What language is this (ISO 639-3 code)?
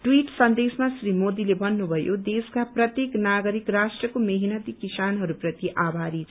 nep